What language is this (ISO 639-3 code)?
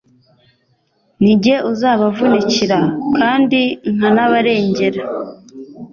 kin